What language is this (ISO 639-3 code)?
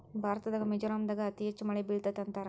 kan